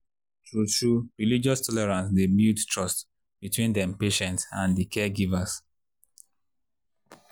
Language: Nigerian Pidgin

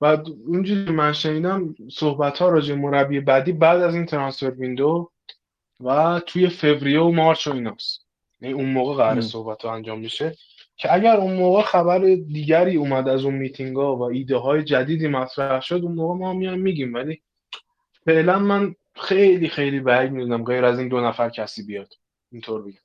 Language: Persian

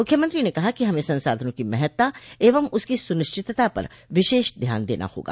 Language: Hindi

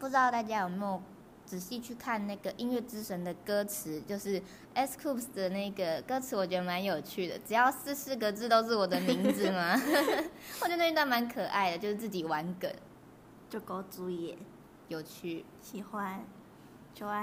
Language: Chinese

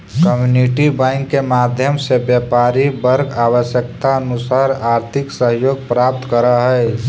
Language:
Magahi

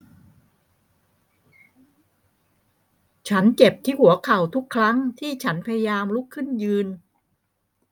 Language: Thai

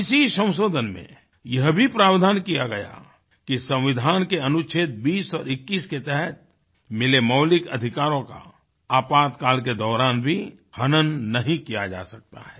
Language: Hindi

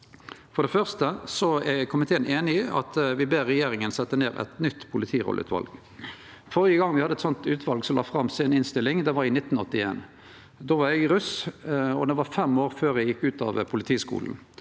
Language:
Norwegian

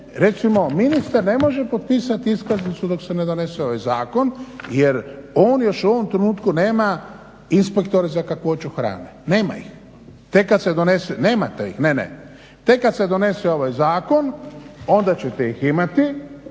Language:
Croatian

